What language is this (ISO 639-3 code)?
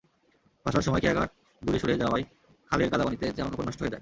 ben